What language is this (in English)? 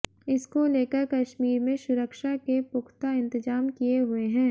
Hindi